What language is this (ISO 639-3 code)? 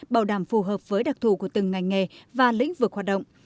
vie